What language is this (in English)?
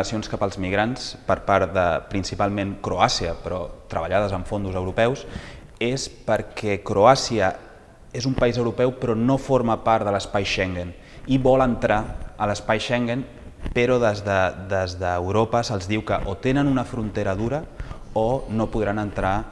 Catalan